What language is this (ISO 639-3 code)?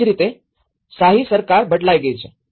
guj